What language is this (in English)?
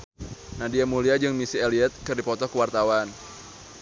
Sundanese